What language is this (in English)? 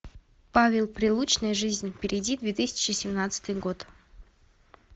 Russian